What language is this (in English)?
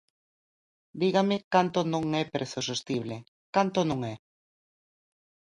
Galician